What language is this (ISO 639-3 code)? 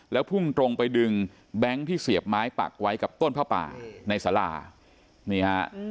tha